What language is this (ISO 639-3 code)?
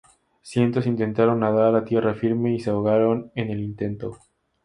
spa